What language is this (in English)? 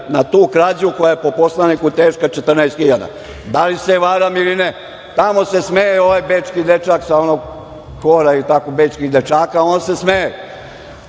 Serbian